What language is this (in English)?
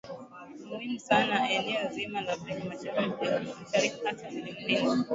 Swahili